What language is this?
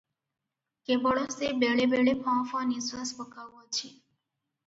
Odia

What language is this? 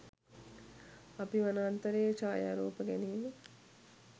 Sinhala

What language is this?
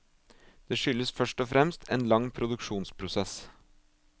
Norwegian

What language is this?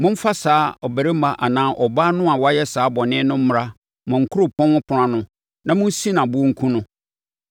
Akan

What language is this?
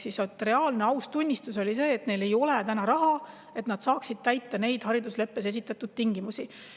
Estonian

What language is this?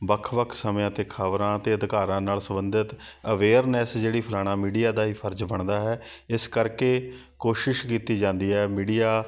Punjabi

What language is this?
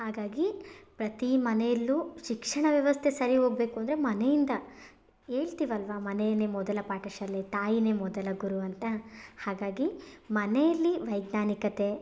Kannada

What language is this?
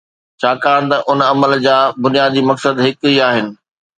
Sindhi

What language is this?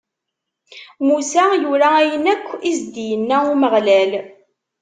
Kabyle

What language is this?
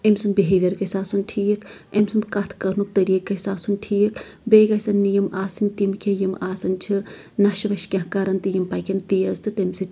Kashmiri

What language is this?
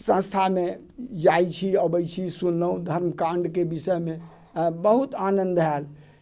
Maithili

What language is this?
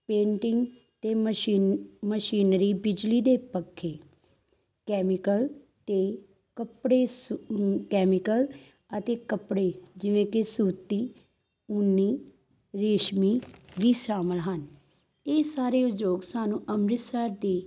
Punjabi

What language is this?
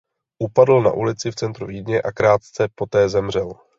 Czech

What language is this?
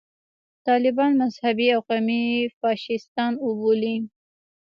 Pashto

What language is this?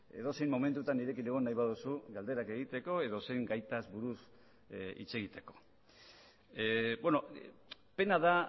Basque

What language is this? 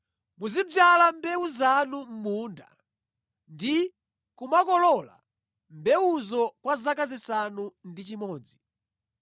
Nyanja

